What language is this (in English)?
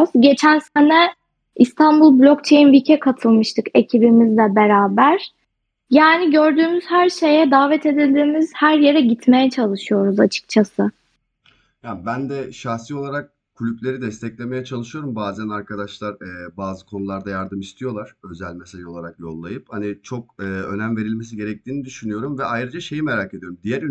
Turkish